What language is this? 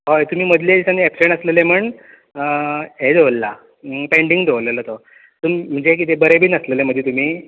Konkani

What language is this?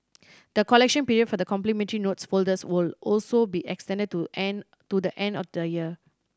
English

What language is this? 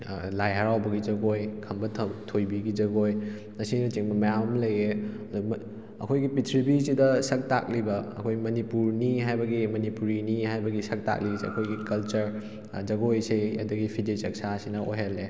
Manipuri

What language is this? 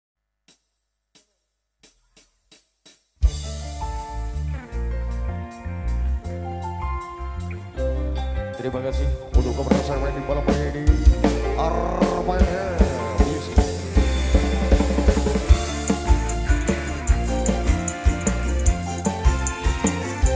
Indonesian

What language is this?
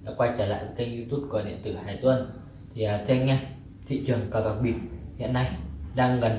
Vietnamese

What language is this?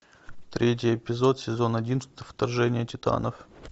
Russian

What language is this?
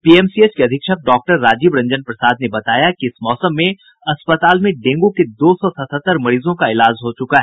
Hindi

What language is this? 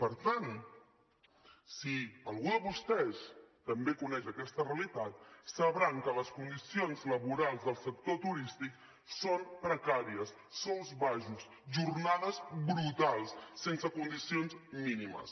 Catalan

